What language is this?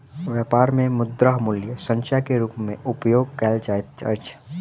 Maithili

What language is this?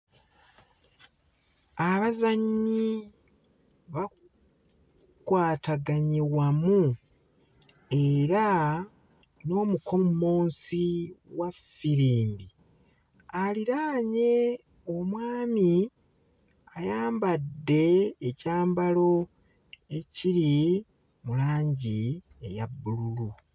Ganda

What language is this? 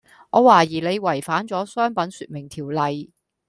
Cantonese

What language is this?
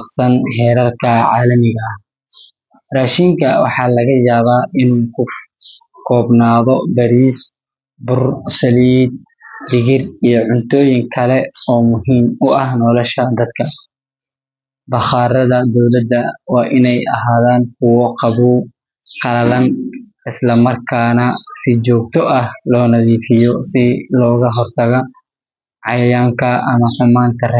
Somali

